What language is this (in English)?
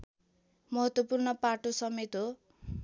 Nepali